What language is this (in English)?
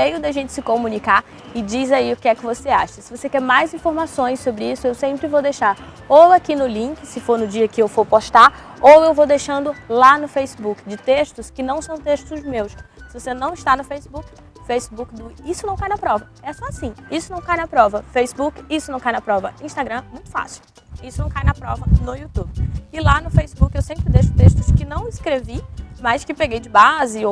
Portuguese